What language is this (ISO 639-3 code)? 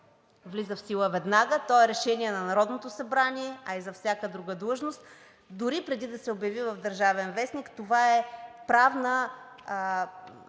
bul